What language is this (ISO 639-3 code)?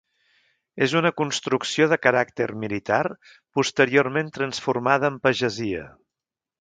cat